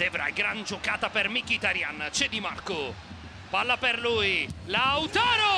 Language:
Italian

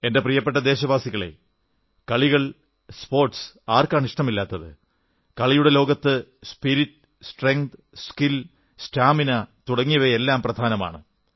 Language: Malayalam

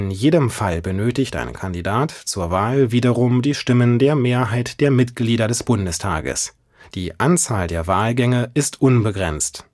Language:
German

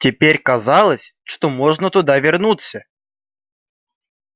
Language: Russian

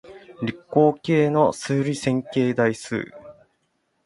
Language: Japanese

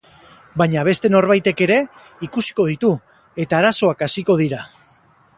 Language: Basque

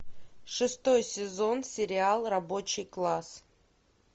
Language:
Russian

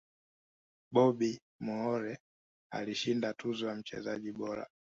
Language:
Swahili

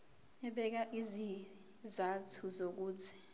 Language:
Zulu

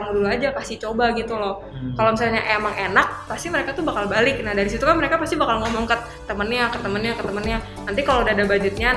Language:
Indonesian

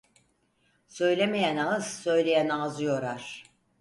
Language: Turkish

